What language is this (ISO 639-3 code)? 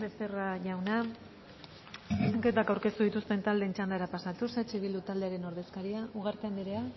eus